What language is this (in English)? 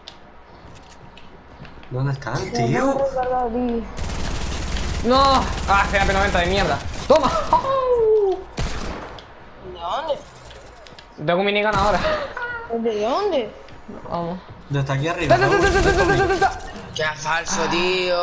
Spanish